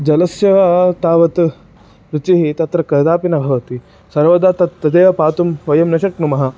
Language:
Sanskrit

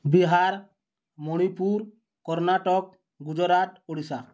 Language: Odia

